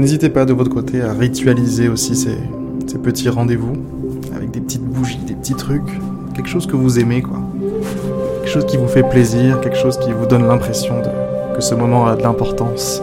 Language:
French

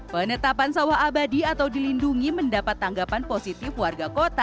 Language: Indonesian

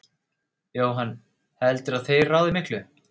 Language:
Icelandic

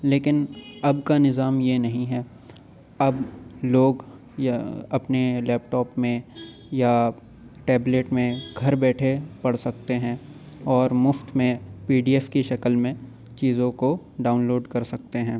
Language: Urdu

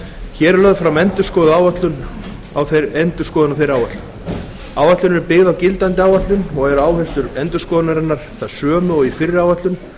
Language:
Icelandic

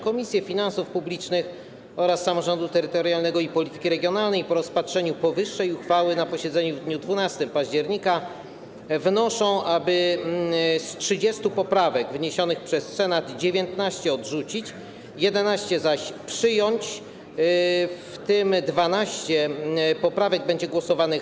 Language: Polish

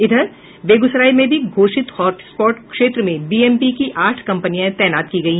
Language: Hindi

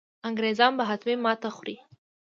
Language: Pashto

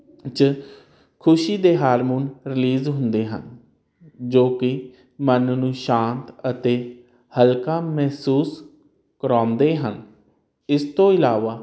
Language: Punjabi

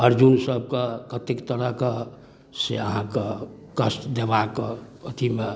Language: Maithili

